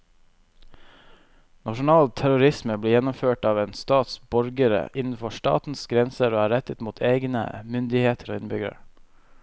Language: Norwegian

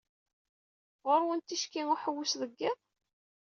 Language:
Kabyle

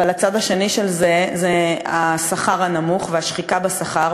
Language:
Hebrew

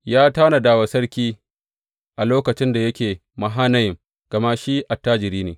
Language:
Hausa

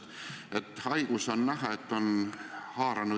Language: Estonian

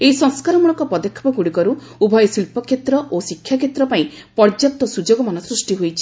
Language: Odia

